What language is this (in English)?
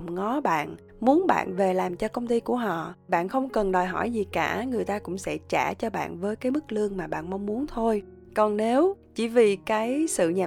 Vietnamese